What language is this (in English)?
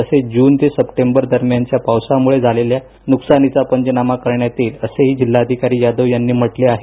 Marathi